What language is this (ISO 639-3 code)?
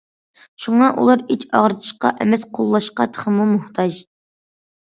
uig